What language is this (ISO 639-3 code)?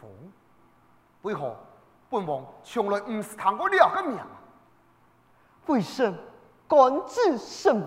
zho